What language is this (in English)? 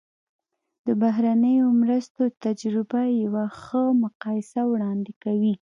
Pashto